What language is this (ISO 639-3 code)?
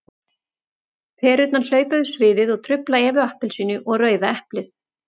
isl